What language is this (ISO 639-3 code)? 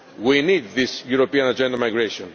eng